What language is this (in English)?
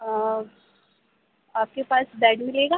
Urdu